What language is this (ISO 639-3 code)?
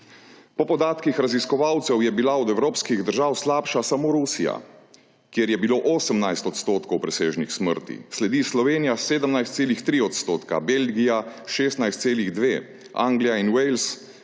slv